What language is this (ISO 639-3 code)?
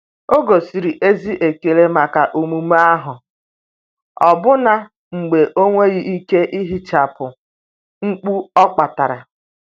ibo